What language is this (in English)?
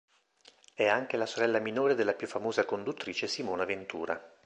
Italian